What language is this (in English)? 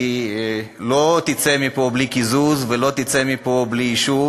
Hebrew